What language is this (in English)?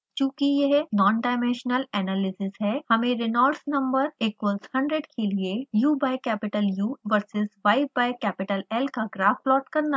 Hindi